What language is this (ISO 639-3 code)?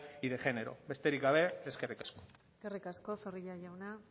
eus